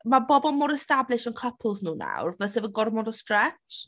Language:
Welsh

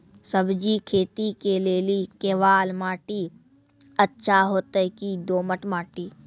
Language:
Maithili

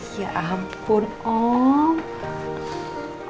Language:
Indonesian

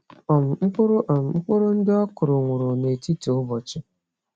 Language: Igbo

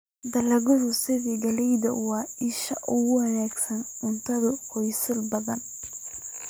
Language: Somali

